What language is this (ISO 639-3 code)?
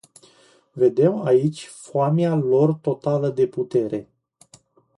ron